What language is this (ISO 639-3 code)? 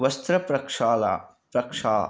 san